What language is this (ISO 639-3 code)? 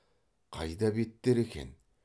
kaz